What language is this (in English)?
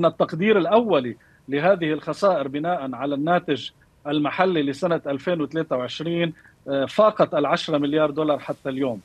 Arabic